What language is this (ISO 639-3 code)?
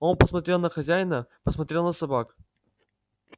rus